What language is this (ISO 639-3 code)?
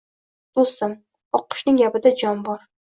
uzb